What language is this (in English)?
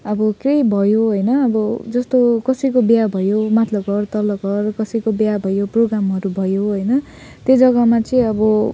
Nepali